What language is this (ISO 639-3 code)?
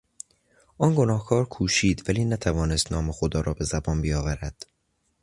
fas